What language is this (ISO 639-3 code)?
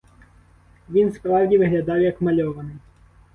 ukr